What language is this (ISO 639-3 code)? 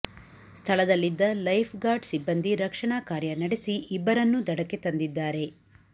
kan